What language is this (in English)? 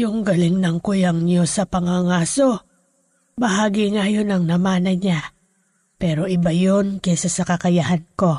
Filipino